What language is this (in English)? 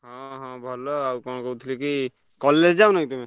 Odia